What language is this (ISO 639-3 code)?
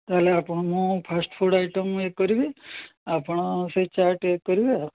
ori